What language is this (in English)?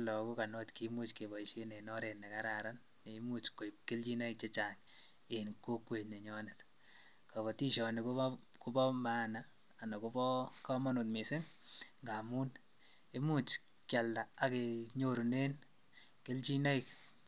Kalenjin